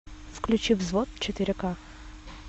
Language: Russian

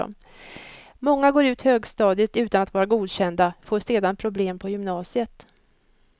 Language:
Swedish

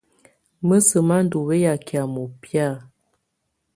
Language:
Tunen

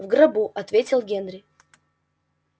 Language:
Russian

